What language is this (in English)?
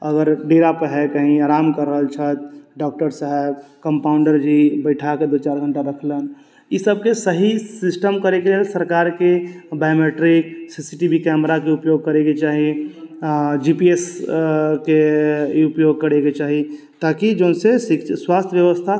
Maithili